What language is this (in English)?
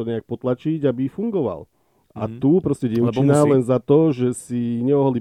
Slovak